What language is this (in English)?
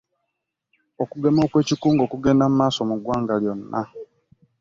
Ganda